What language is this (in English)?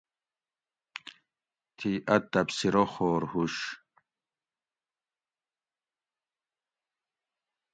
Gawri